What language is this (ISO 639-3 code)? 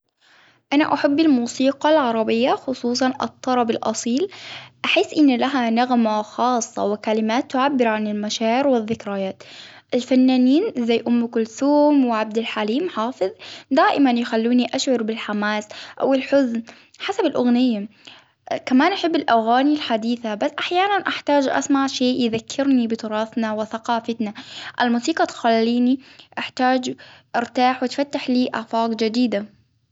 acw